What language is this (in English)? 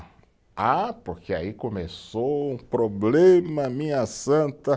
Portuguese